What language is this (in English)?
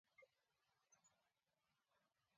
Kalenjin